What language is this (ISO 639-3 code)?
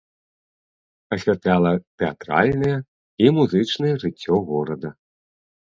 bel